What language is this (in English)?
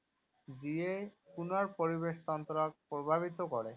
Assamese